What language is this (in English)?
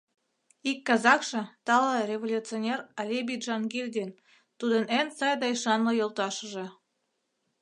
Mari